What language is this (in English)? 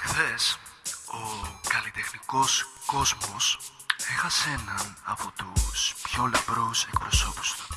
Greek